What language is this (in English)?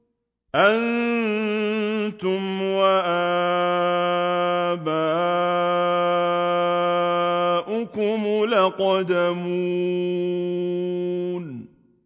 Arabic